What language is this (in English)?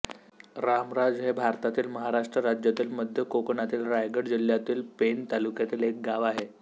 Marathi